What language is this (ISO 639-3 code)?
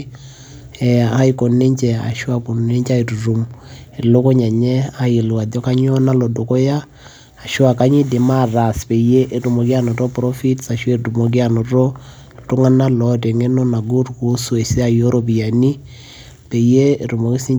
mas